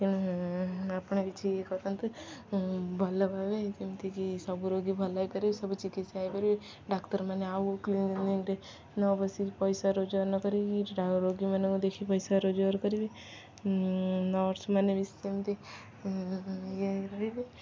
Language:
Odia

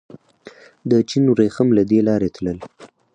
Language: Pashto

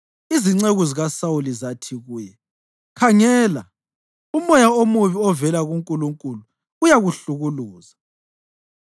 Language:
North Ndebele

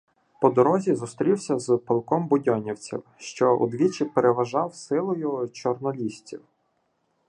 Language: Ukrainian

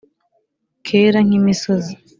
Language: Kinyarwanda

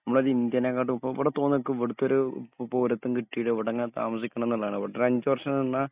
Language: Malayalam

